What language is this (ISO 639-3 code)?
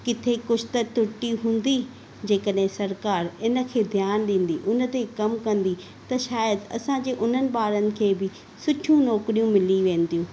snd